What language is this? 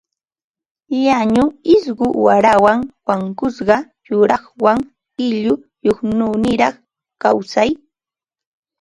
Ambo-Pasco Quechua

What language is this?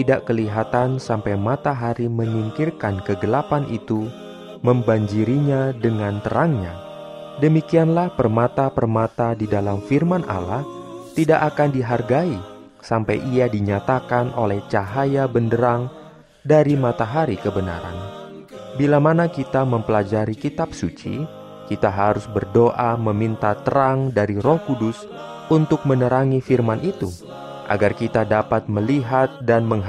Indonesian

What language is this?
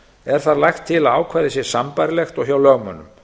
Icelandic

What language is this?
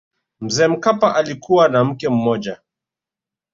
Swahili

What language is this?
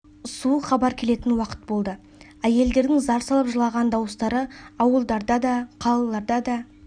Kazakh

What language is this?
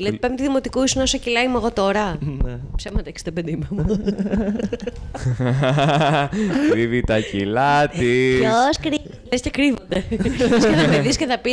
Greek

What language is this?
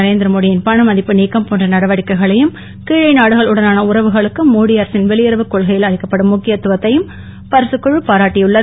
Tamil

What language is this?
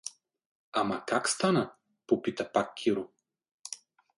Bulgarian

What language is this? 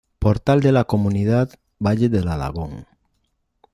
Spanish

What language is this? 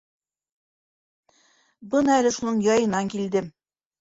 Bashkir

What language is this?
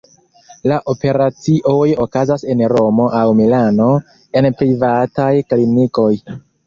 Esperanto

